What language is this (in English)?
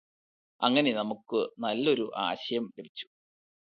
Malayalam